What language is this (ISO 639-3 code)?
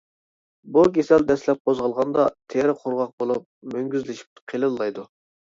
uig